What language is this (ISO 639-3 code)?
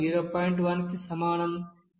tel